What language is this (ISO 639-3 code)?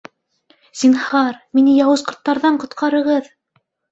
bak